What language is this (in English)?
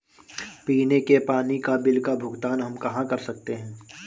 Hindi